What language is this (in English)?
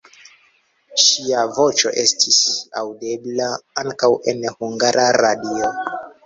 Esperanto